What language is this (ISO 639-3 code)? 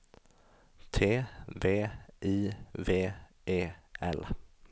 swe